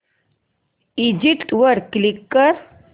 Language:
Marathi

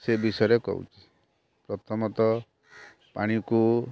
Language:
Odia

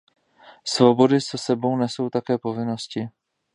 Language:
Czech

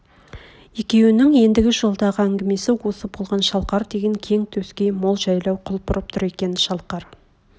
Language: Kazakh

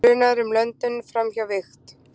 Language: Icelandic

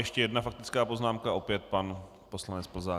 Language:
Czech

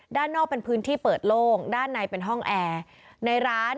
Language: Thai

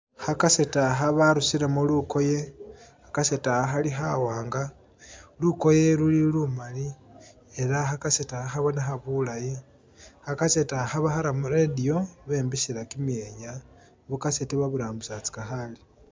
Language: Masaaba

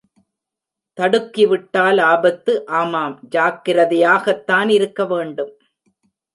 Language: Tamil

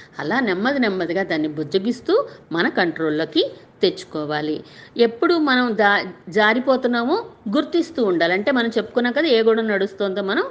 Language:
Telugu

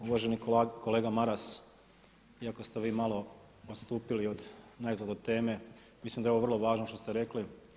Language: Croatian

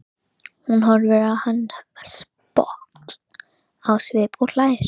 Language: Icelandic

